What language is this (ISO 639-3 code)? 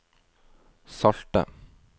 nor